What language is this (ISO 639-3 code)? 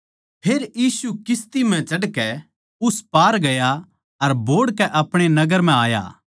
bgc